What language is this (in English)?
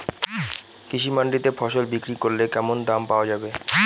Bangla